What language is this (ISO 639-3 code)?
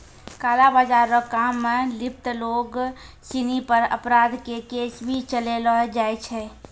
mai